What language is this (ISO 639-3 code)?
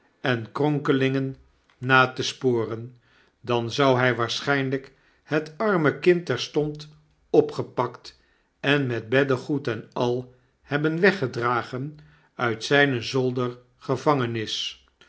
nld